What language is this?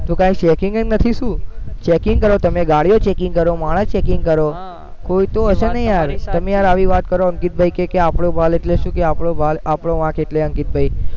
Gujarati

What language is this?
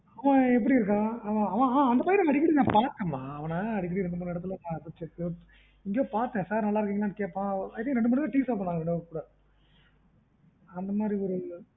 Tamil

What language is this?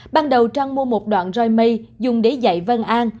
Vietnamese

